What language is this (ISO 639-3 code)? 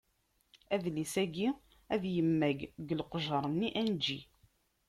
kab